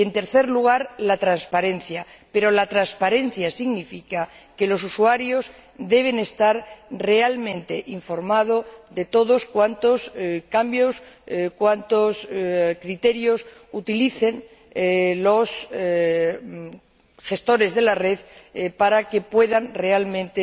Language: Spanish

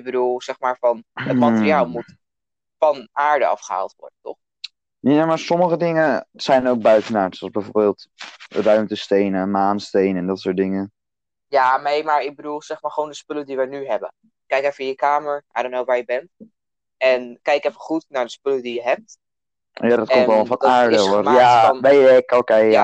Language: Dutch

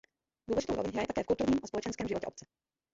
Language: Czech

